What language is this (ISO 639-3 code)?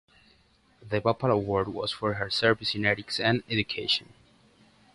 eng